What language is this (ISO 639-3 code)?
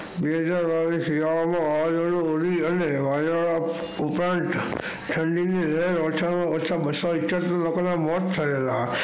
guj